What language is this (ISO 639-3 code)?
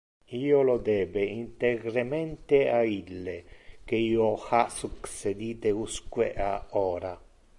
ina